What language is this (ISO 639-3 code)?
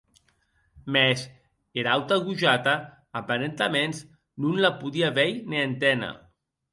oci